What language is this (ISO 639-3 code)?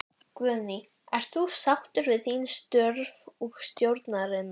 isl